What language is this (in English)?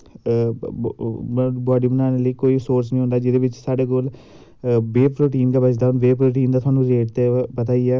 Dogri